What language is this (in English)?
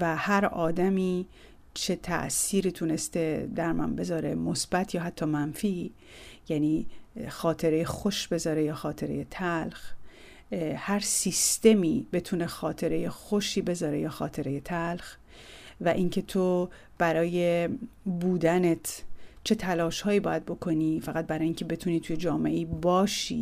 Persian